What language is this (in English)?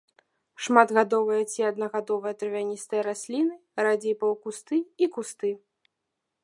Belarusian